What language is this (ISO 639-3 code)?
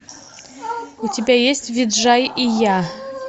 rus